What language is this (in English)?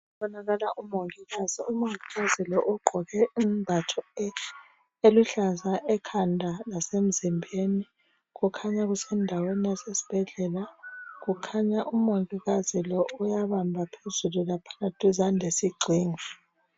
North Ndebele